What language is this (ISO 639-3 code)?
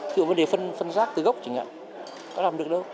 vie